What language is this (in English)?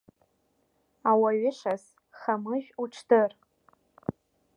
Abkhazian